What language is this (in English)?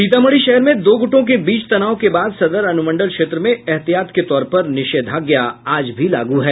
Hindi